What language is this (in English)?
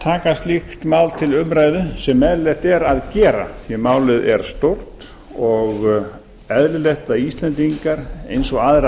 Icelandic